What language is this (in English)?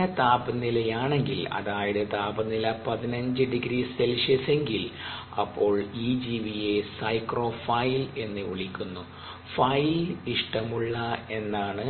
Malayalam